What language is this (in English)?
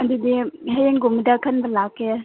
Manipuri